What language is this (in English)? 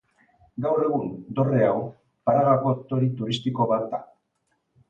Basque